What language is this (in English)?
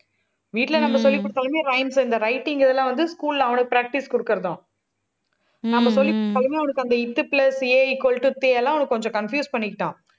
Tamil